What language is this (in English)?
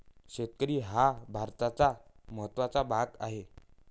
Marathi